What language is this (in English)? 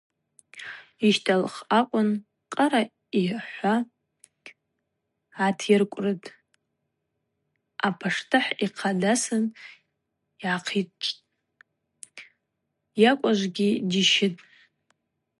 Abaza